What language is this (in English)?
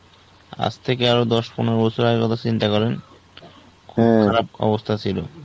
Bangla